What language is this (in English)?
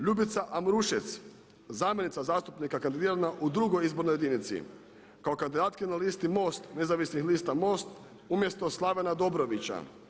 Croatian